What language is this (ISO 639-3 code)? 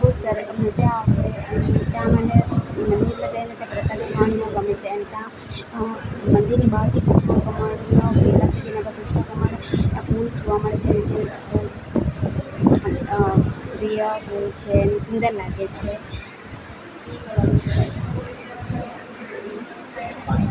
guj